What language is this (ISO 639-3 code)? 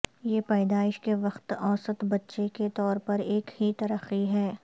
urd